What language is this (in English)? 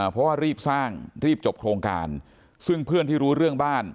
Thai